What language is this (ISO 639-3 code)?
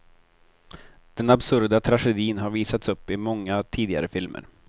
swe